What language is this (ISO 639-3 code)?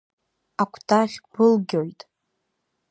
abk